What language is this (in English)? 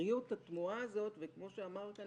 Hebrew